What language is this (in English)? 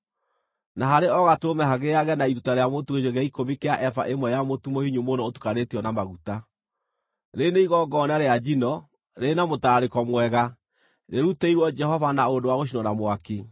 Kikuyu